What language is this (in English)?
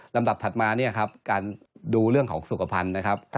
Thai